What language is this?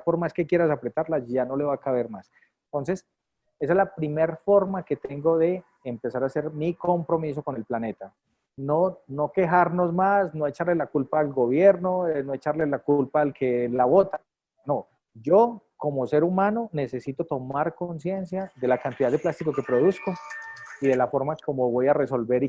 Spanish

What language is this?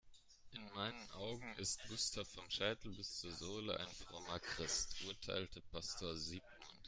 German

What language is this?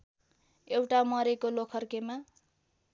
Nepali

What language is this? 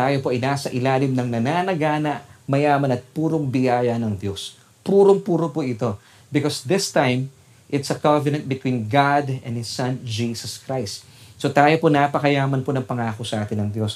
Filipino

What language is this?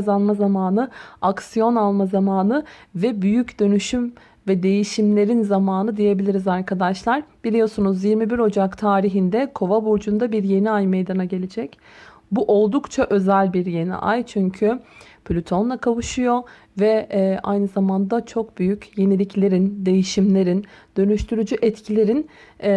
Turkish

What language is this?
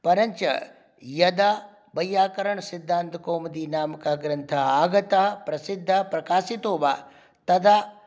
Sanskrit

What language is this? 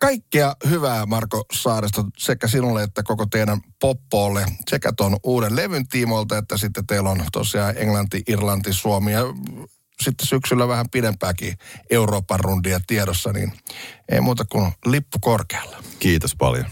Finnish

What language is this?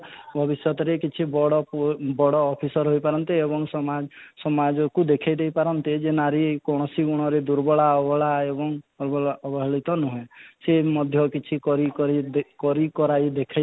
Odia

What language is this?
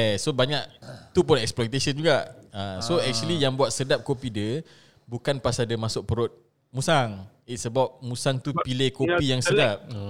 Malay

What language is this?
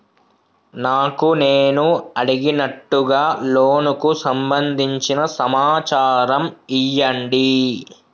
Telugu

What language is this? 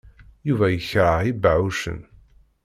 Kabyle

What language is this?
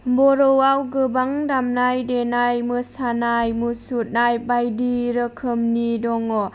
Bodo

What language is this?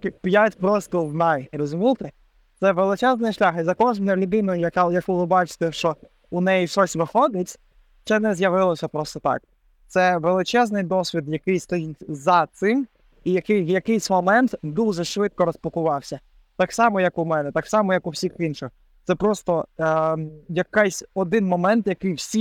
Ukrainian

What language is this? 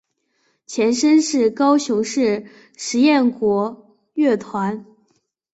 Chinese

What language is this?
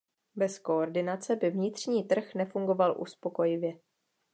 Czech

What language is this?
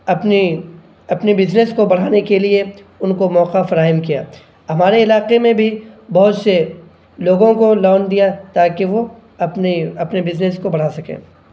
Urdu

